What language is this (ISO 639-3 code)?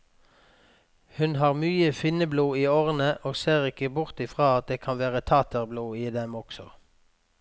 nor